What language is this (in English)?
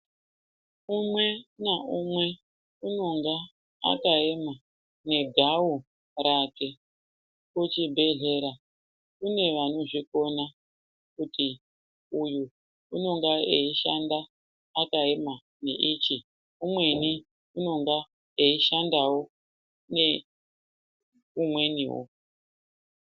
Ndau